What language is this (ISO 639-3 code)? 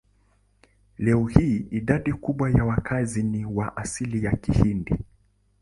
swa